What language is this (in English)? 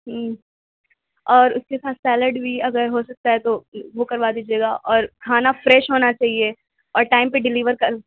Urdu